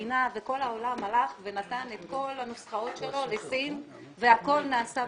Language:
Hebrew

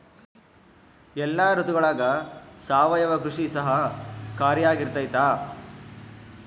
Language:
Kannada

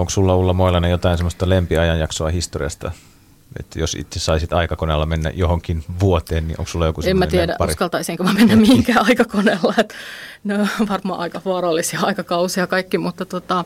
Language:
Finnish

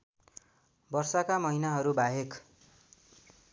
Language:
Nepali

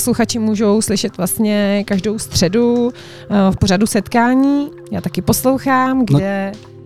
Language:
Czech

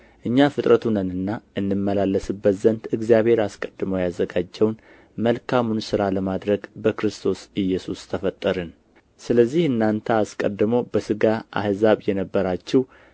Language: Amharic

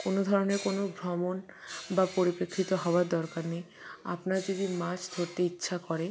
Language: Bangla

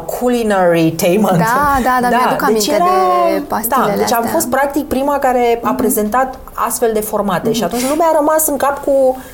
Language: Romanian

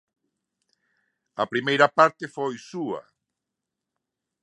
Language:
Galician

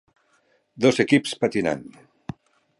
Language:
Catalan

